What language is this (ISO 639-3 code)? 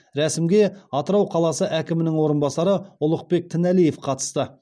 kaz